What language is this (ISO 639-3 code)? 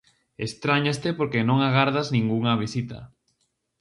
glg